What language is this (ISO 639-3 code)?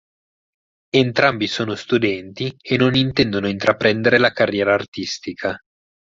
ita